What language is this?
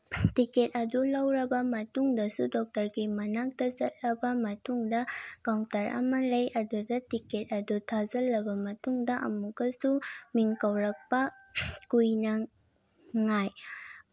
Manipuri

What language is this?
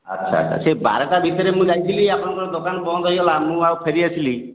Odia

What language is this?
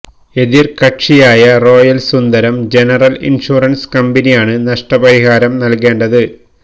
Malayalam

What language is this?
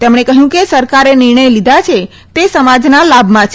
Gujarati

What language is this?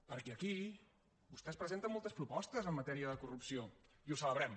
Catalan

